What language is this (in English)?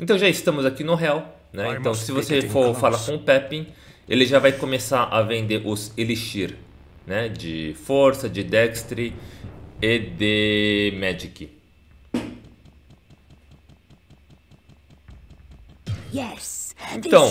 Portuguese